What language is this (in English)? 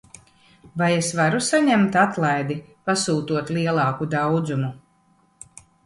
Latvian